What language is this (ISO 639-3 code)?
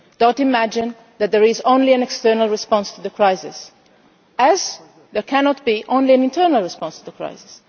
eng